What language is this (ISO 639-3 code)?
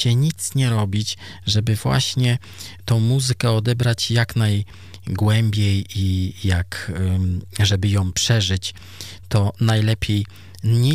pol